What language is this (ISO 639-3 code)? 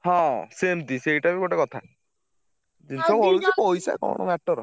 ori